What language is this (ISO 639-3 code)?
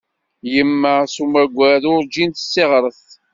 kab